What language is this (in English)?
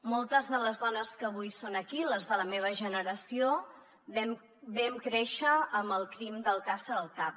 Catalan